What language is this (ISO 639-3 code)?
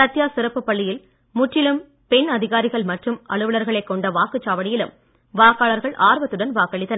tam